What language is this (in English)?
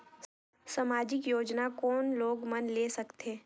Chhattisgarhi